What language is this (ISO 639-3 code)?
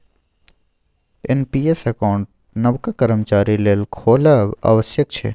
mai